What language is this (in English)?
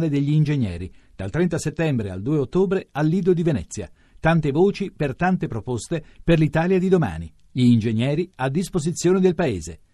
Italian